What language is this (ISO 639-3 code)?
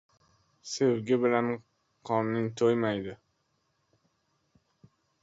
uzb